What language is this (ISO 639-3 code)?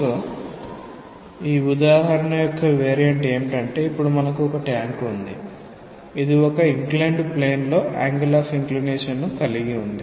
tel